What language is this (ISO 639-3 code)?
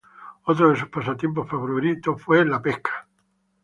spa